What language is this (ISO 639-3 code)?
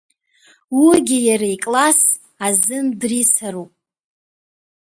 abk